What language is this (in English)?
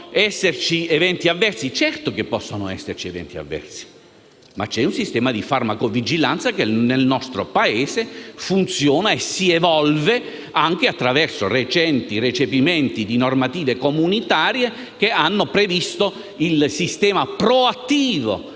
Italian